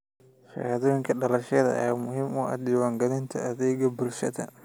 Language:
Somali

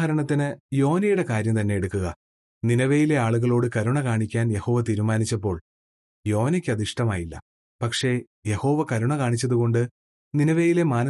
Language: Malayalam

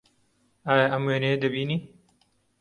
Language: Central Kurdish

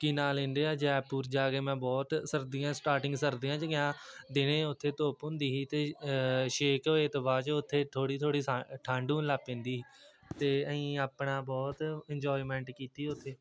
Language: Punjabi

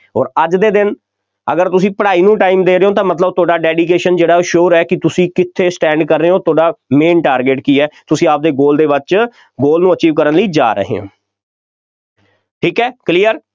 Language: Punjabi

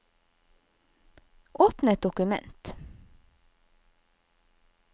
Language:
Norwegian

